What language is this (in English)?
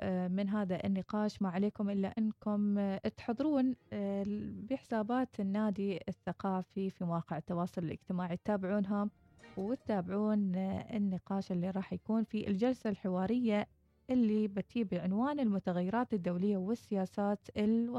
Arabic